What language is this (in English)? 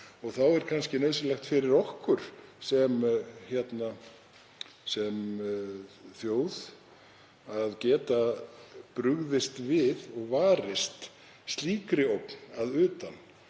Icelandic